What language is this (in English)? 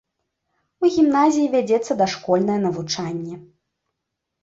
Belarusian